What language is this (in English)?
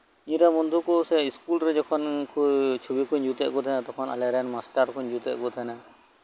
Santali